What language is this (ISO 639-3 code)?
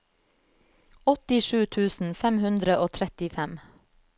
nor